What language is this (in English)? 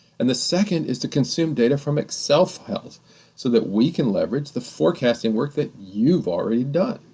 English